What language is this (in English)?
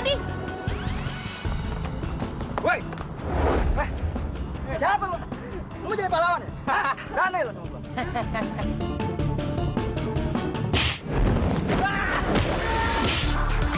Indonesian